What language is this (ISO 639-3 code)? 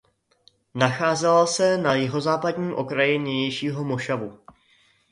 ces